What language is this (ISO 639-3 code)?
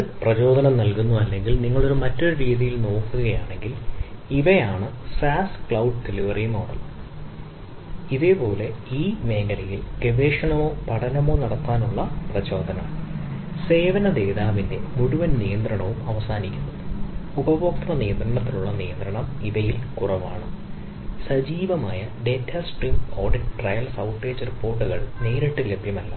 mal